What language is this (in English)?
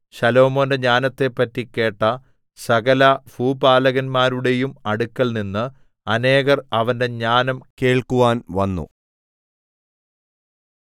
Malayalam